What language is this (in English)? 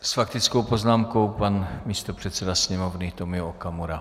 Czech